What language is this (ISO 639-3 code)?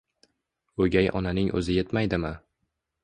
uzb